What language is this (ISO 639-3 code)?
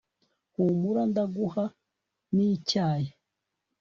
kin